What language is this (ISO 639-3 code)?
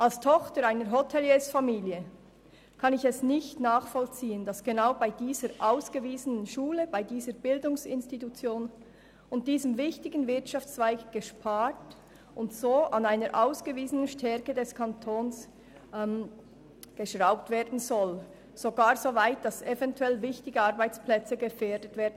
gsw